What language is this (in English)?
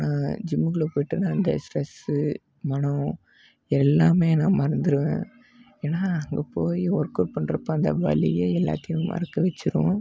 Tamil